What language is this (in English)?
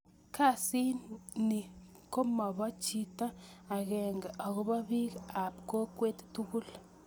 Kalenjin